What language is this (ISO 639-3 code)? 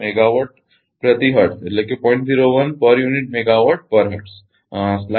guj